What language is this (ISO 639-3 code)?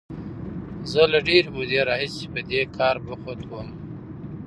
pus